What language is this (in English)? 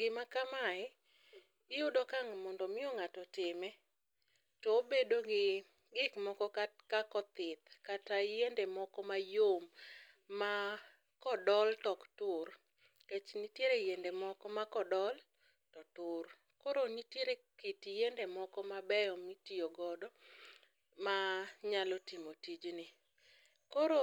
Luo (Kenya and Tanzania)